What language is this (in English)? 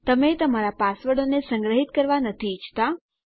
Gujarati